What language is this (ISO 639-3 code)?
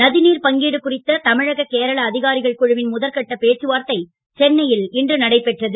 tam